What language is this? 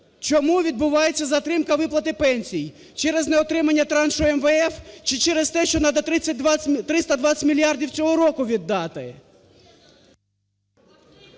Ukrainian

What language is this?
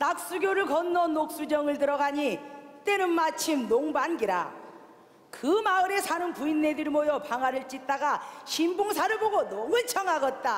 Korean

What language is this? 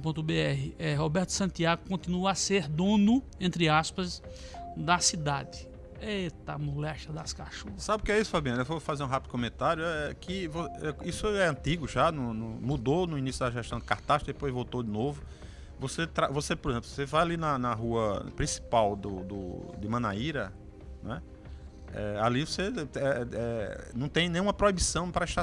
Portuguese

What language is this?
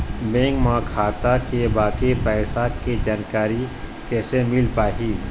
Chhattisgarhi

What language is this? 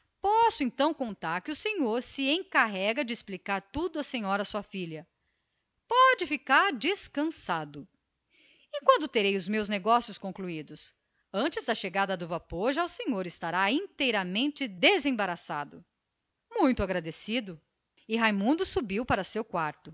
Portuguese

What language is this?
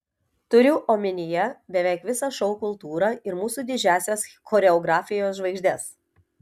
Lithuanian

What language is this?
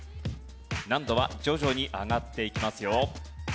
Japanese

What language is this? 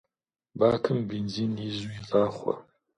Kabardian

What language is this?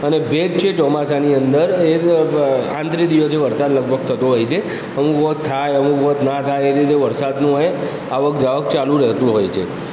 Gujarati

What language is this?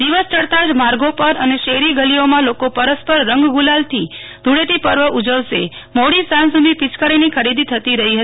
Gujarati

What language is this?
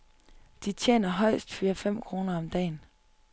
Danish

